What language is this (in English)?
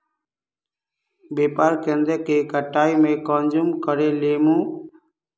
Magahi